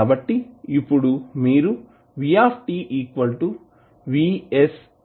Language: Telugu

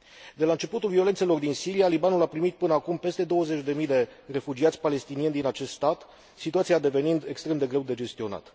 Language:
Romanian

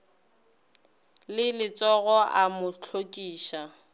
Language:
Northern Sotho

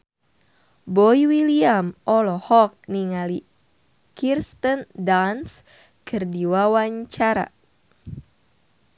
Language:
Sundanese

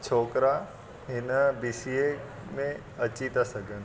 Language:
Sindhi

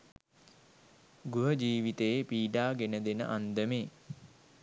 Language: Sinhala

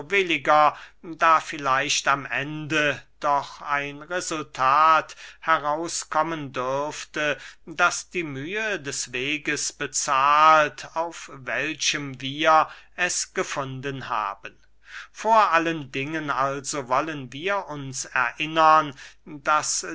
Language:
German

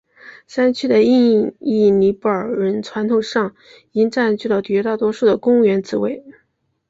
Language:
Chinese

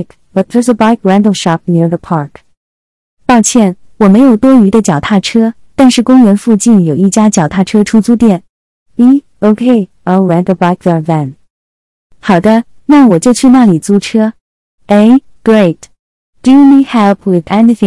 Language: Chinese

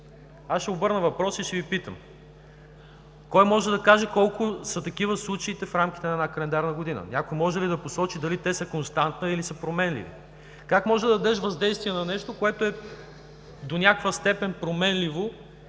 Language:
Bulgarian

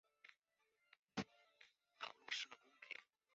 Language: Chinese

